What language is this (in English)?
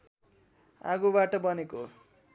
Nepali